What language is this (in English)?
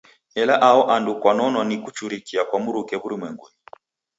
Taita